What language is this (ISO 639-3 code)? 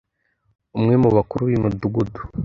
kin